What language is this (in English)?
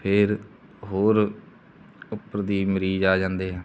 Punjabi